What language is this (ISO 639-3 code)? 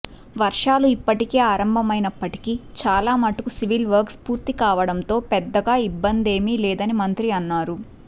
tel